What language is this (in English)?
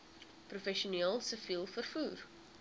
Afrikaans